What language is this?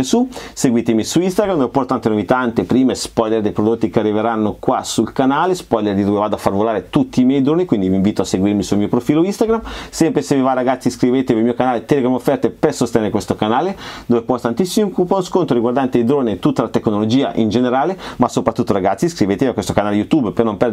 Italian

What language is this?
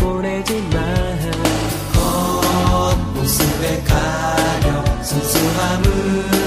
Korean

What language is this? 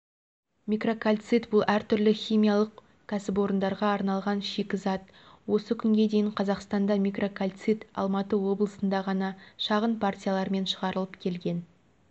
Kazakh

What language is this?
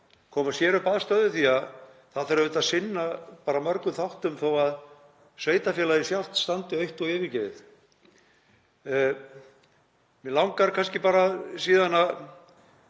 Icelandic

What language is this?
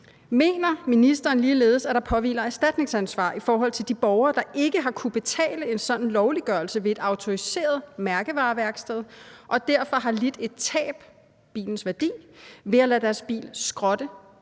Danish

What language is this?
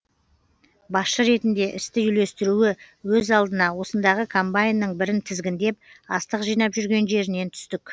Kazakh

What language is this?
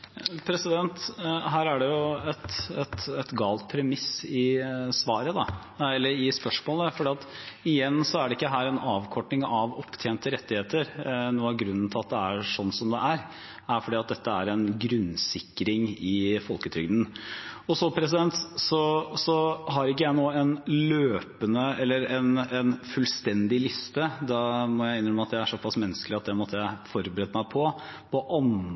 Norwegian Bokmål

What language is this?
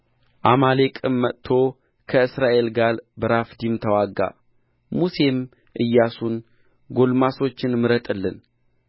Amharic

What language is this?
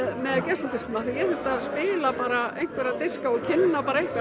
Icelandic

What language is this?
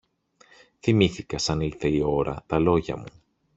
Greek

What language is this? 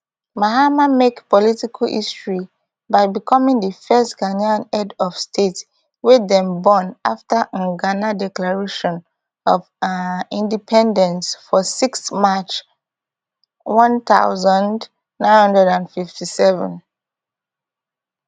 Nigerian Pidgin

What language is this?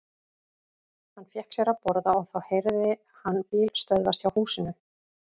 Icelandic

